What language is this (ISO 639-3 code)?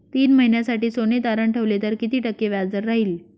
mar